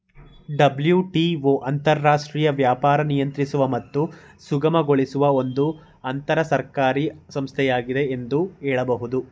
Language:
Kannada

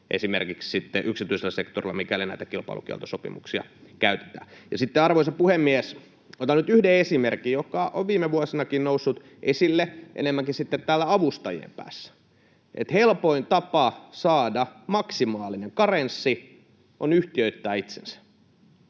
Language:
Finnish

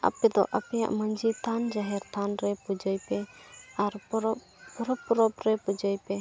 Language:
Santali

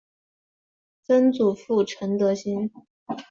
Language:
Chinese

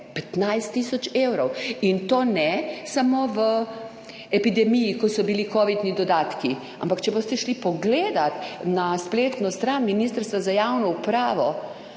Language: Slovenian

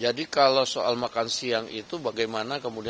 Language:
Indonesian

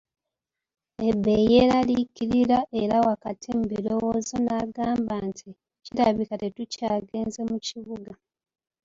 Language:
Ganda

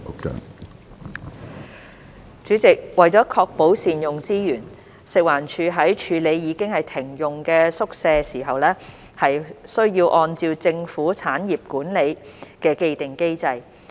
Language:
Cantonese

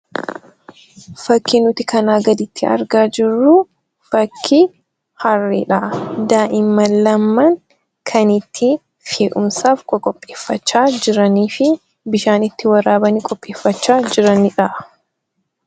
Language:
Oromo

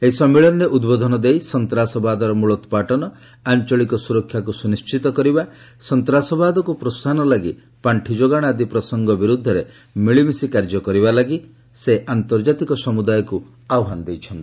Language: Odia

